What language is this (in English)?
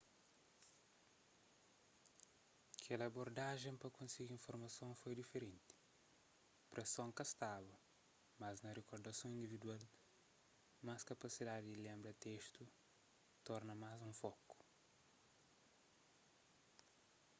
Kabuverdianu